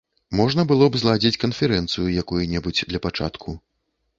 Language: Belarusian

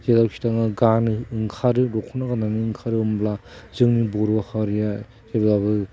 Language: Bodo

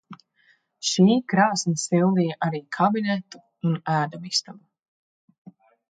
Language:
Latvian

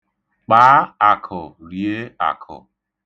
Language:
Igbo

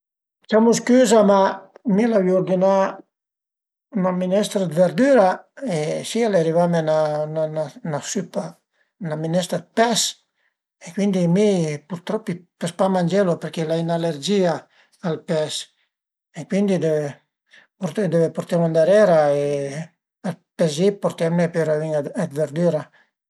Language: Piedmontese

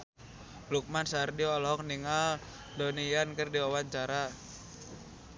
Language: Sundanese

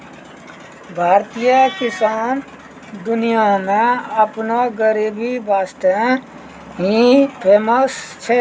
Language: Maithili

